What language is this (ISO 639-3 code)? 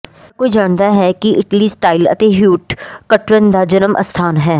pan